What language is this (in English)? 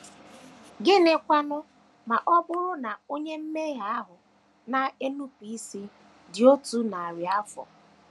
Igbo